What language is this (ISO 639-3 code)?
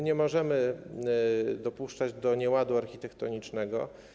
pol